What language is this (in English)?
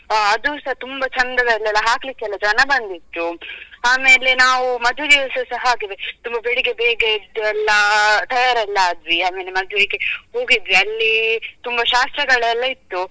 Kannada